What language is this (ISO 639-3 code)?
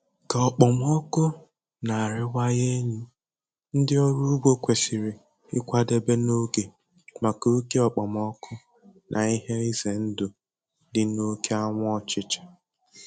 ibo